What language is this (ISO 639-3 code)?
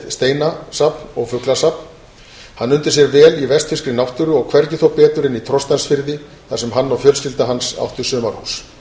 isl